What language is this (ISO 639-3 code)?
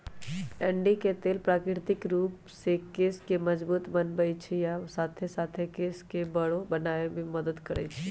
mag